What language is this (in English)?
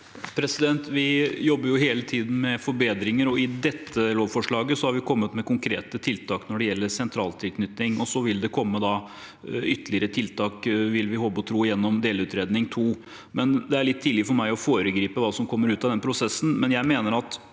Norwegian